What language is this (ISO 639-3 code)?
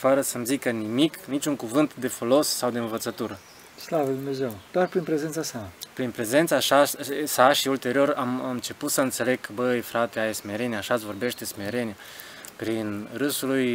ron